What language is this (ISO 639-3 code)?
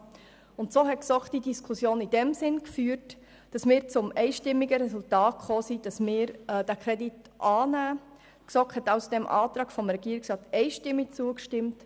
gsw